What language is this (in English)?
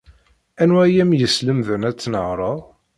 Kabyle